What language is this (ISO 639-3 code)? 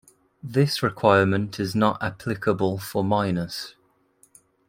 eng